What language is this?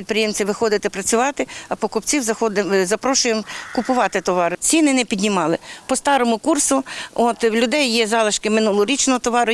Ukrainian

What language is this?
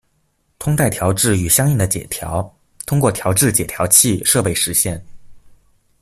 Chinese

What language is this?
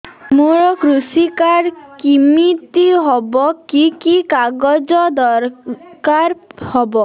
Odia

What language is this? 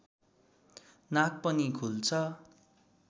Nepali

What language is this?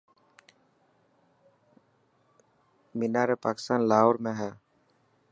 Dhatki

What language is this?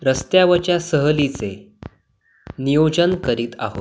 Marathi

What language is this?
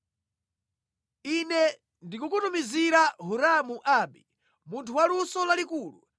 Nyanja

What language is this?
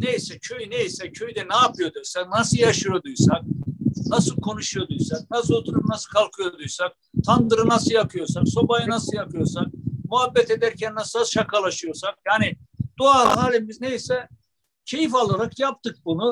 Turkish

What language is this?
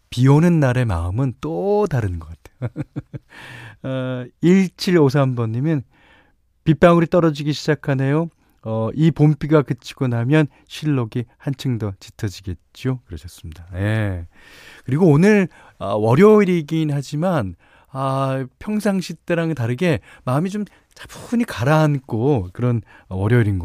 Korean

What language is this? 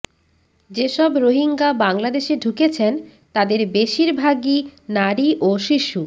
Bangla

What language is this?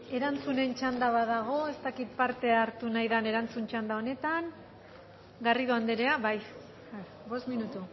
Basque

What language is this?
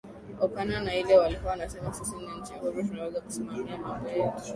Swahili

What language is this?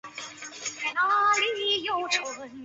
Chinese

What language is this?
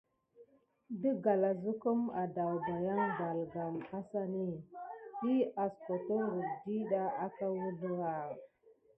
Gidar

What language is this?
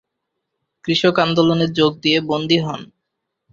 Bangla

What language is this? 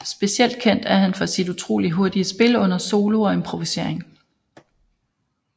Danish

